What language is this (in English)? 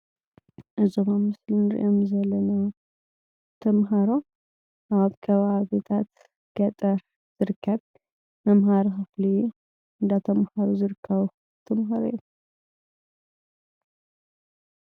Tigrinya